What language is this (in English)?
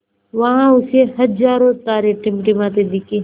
Hindi